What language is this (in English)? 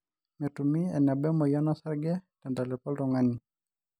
Masai